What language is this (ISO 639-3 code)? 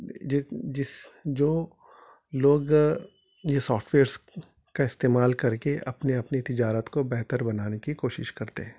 urd